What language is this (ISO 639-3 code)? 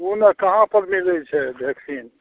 mai